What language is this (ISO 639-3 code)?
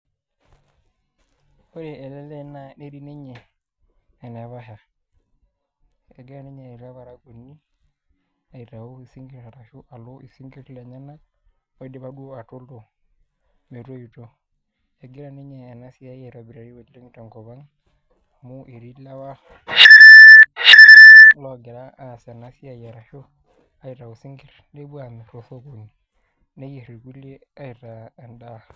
mas